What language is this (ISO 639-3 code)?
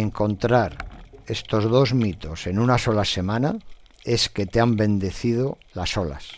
spa